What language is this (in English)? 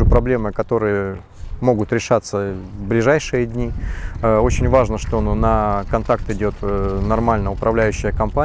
Russian